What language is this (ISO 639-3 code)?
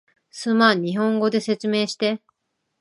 jpn